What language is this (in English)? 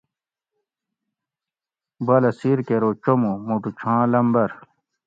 Gawri